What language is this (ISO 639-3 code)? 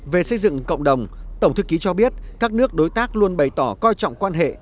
vie